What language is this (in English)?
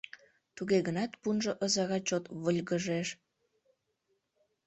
Mari